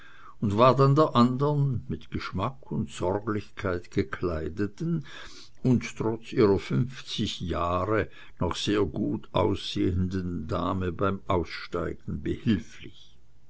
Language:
German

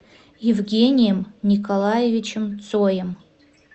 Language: Russian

